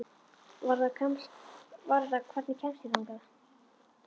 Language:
Icelandic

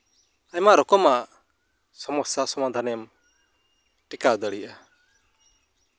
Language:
Santali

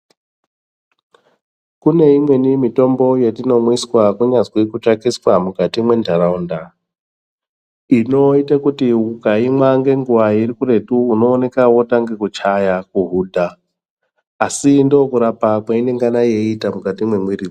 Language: Ndau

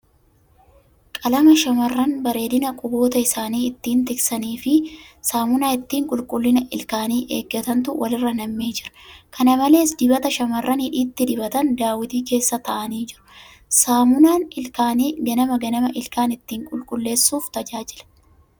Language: Oromo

